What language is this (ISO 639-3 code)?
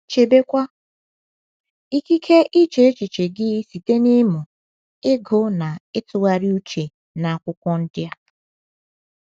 ibo